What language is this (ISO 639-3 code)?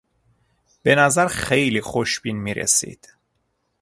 fas